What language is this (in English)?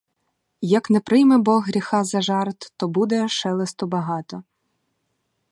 Ukrainian